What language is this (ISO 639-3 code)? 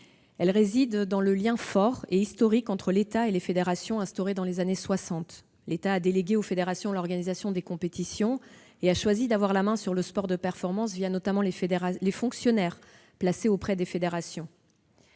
fra